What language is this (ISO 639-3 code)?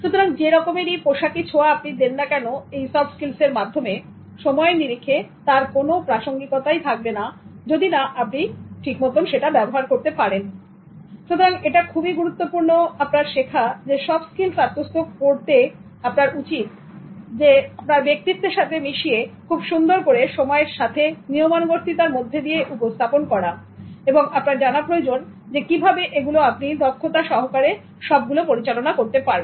ben